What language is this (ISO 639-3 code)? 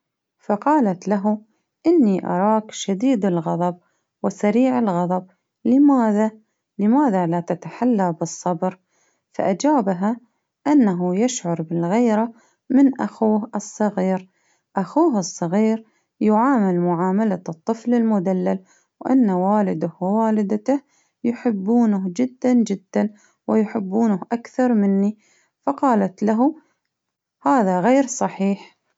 abv